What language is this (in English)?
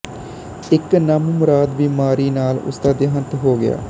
Punjabi